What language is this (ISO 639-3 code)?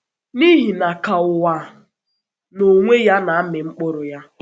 ibo